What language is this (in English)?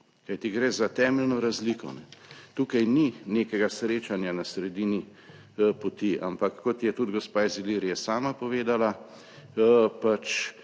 Slovenian